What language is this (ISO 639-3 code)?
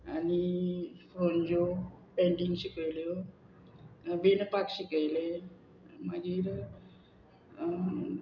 kok